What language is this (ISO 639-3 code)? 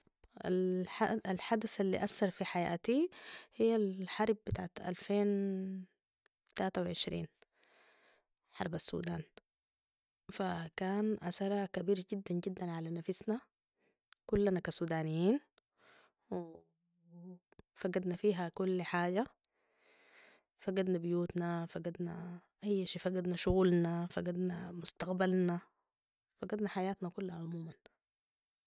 apd